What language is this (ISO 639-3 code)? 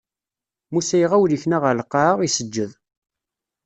kab